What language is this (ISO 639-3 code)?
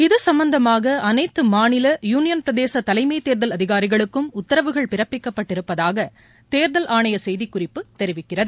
tam